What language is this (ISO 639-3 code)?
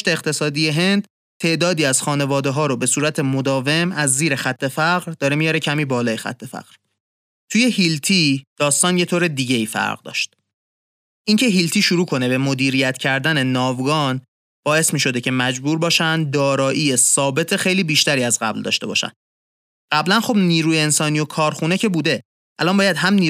fas